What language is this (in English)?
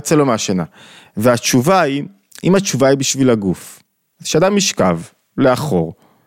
Hebrew